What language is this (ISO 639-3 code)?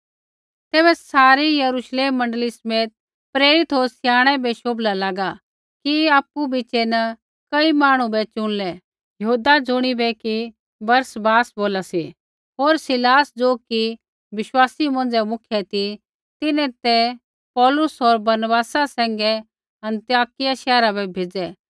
kfx